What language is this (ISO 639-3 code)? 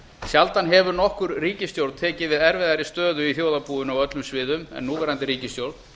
isl